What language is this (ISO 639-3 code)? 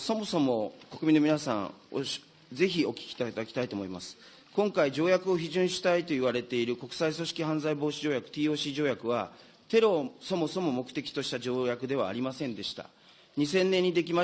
jpn